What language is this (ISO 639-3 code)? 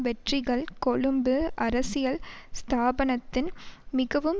tam